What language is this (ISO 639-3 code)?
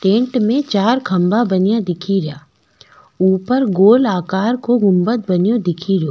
raj